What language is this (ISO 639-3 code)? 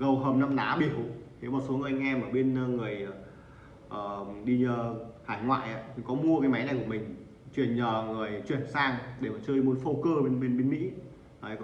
vie